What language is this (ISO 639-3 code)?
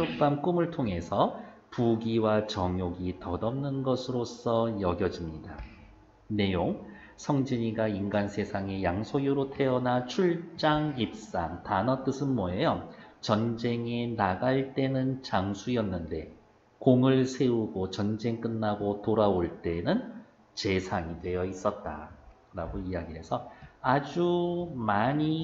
kor